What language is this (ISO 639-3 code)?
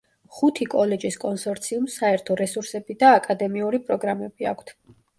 kat